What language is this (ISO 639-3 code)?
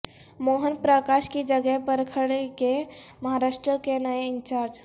urd